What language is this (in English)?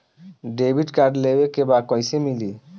Bhojpuri